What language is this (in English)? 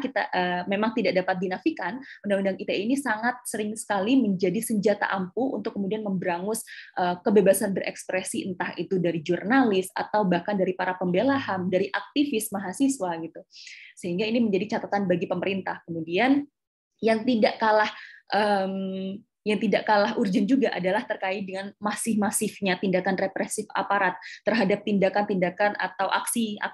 Indonesian